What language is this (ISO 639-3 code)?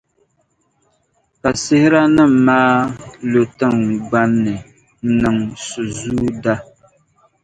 dag